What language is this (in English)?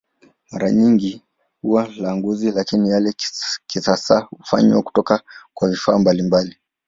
Swahili